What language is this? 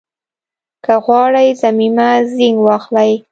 Pashto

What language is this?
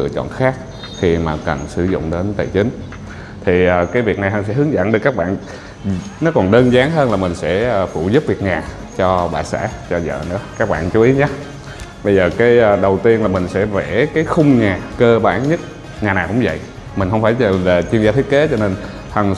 Vietnamese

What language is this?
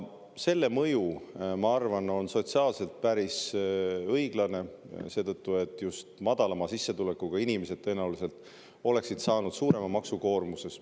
Estonian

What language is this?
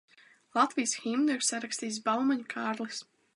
Latvian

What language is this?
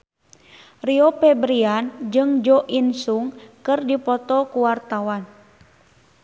Sundanese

